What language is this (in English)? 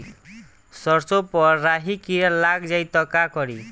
Bhojpuri